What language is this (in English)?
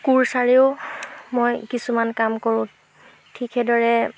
Assamese